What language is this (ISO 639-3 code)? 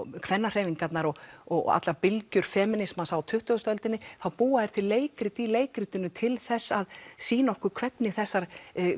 isl